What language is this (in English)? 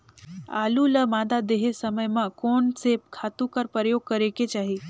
Chhattisgarhi